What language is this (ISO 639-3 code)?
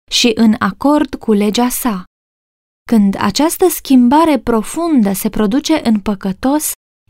ron